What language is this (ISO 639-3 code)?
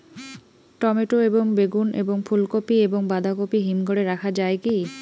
ben